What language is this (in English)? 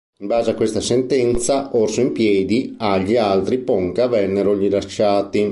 Italian